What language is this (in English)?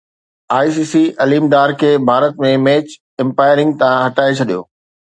Sindhi